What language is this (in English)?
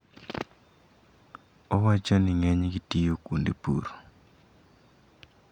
Luo (Kenya and Tanzania)